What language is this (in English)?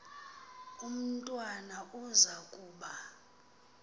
Xhosa